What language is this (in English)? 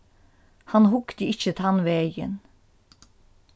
Faroese